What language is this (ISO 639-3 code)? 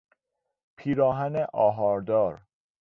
fas